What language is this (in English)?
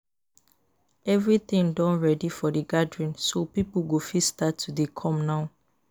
Nigerian Pidgin